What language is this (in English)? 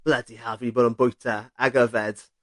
Welsh